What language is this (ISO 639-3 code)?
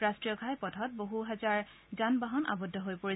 asm